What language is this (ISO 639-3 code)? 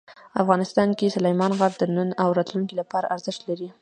pus